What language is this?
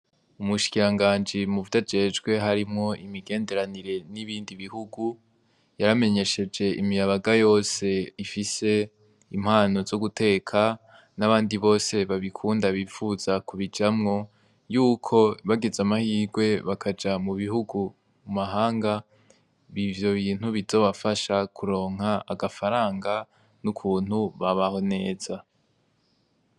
Rundi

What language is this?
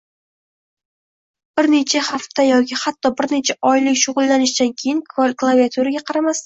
Uzbek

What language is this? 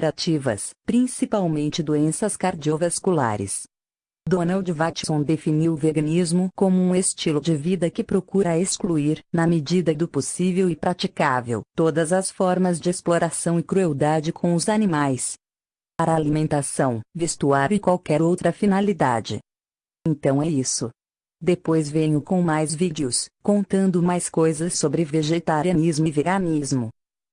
Portuguese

